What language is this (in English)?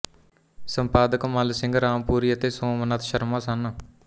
Punjabi